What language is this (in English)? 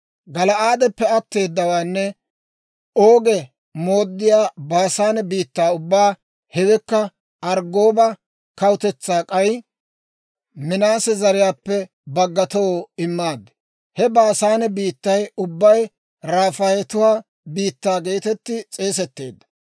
Dawro